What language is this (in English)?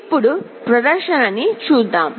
Telugu